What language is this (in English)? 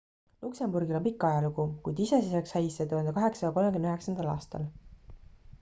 Estonian